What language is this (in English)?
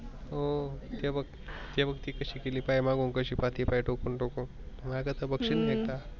Marathi